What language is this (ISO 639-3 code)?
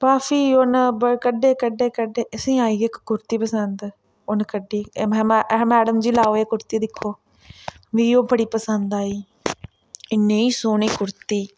doi